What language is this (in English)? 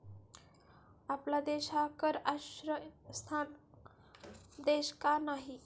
Marathi